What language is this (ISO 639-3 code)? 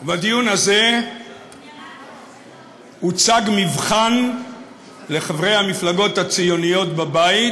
heb